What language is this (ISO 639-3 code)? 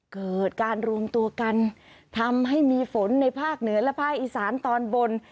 tha